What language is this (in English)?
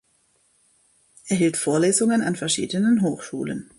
German